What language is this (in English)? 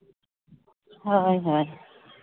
Santali